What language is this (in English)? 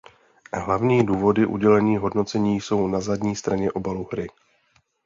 Czech